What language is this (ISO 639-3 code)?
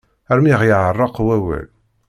kab